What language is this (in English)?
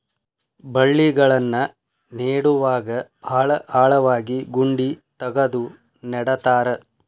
Kannada